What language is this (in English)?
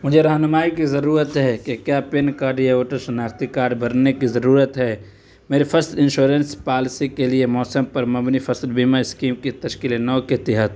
Urdu